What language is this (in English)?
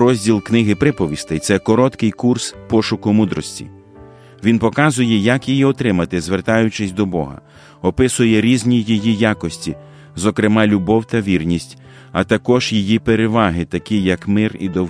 Ukrainian